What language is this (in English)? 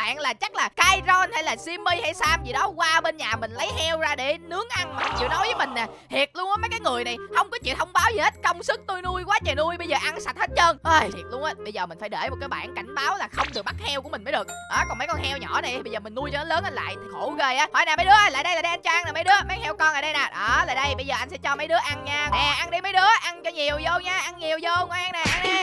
Vietnamese